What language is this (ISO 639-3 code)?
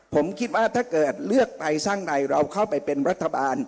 tha